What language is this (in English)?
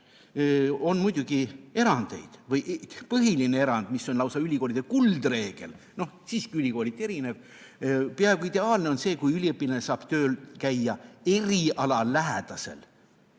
Estonian